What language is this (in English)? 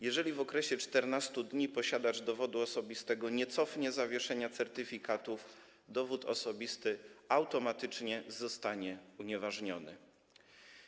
Polish